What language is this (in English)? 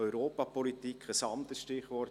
Swiss German